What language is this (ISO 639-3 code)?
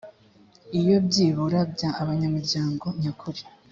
kin